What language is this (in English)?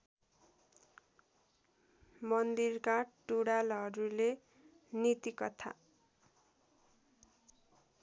Nepali